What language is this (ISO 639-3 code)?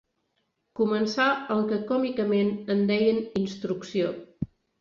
cat